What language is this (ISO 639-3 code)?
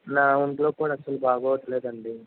tel